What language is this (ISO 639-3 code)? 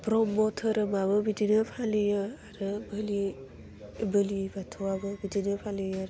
brx